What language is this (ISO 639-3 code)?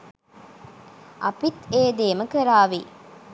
sin